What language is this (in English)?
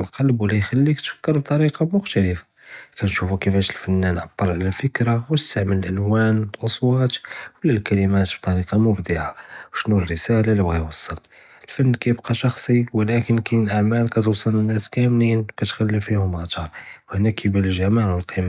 Judeo-Arabic